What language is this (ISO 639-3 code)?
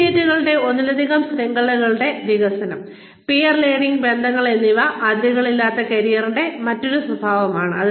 mal